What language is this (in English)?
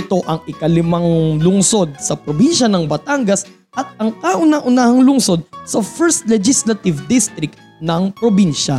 Filipino